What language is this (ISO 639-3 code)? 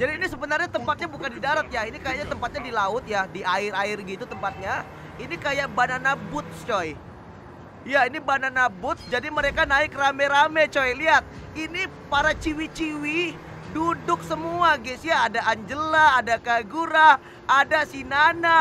ind